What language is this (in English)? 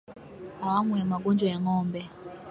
Swahili